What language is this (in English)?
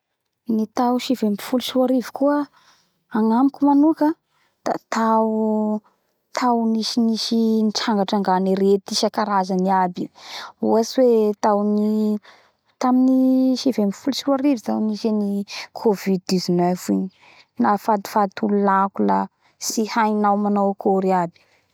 Bara Malagasy